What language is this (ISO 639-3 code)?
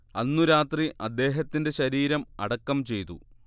mal